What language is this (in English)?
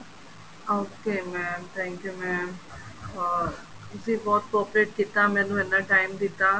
Punjabi